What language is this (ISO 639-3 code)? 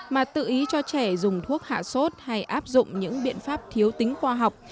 vie